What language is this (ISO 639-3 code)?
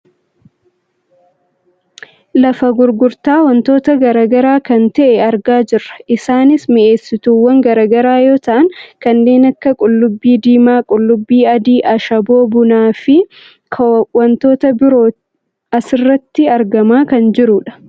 orm